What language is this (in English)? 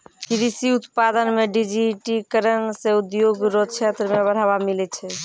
Maithili